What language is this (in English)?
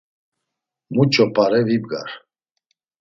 Laz